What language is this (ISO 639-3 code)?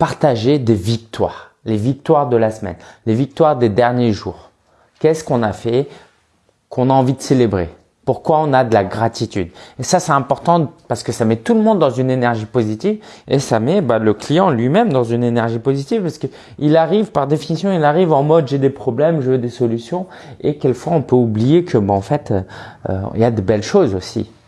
fra